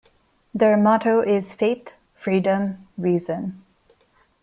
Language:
English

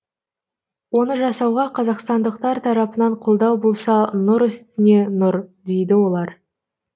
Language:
Kazakh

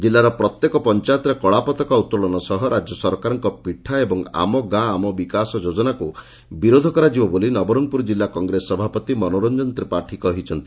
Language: Odia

